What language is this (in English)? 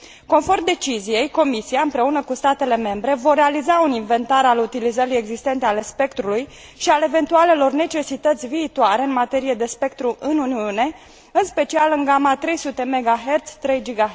Romanian